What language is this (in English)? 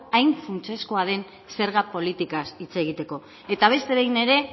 Basque